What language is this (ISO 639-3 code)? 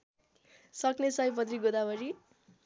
nep